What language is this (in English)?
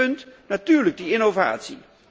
Dutch